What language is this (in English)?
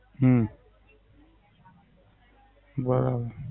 Gujarati